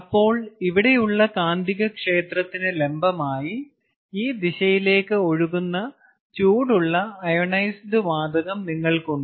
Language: Malayalam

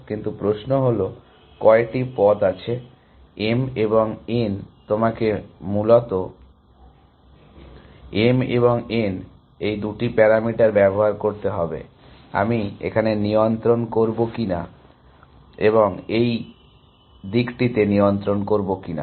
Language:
Bangla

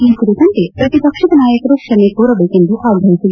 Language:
Kannada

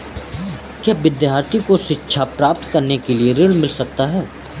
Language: Hindi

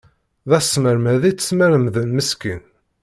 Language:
Kabyle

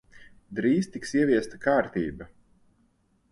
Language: Latvian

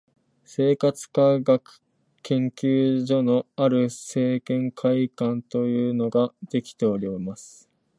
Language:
Japanese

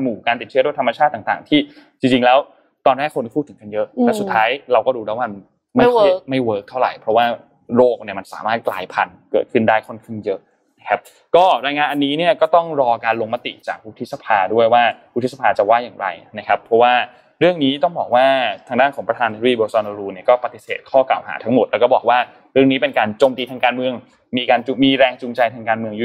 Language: Thai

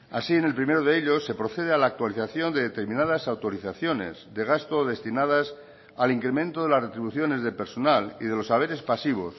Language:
Spanish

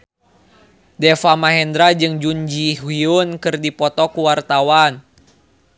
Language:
Sundanese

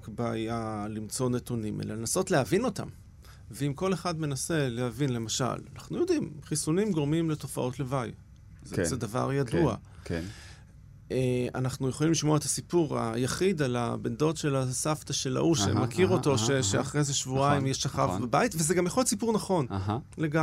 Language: Hebrew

